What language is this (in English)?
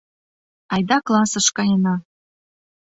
Mari